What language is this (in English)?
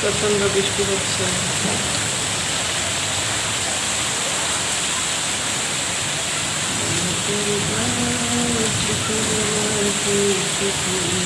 Bangla